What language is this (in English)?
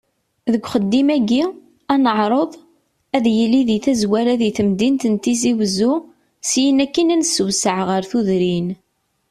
Kabyle